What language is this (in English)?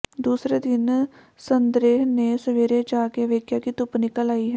Punjabi